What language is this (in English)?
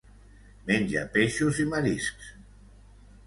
Catalan